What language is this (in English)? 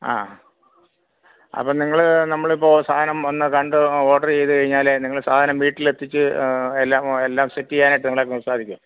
Malayalam